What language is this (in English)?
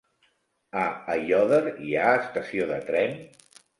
Catalan